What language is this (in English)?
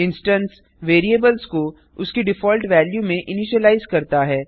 Hindi